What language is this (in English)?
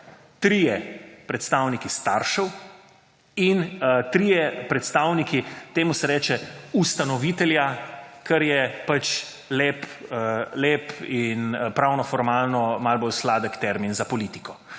Slovenian